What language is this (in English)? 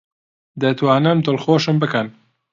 Central Kurdish